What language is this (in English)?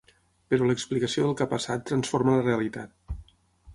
Catalan